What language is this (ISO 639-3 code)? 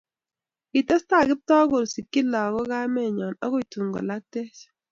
kln